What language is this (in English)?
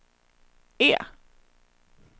Swedish